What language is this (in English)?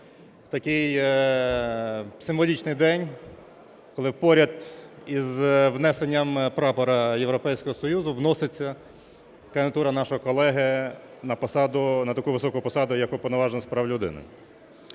Ukrainian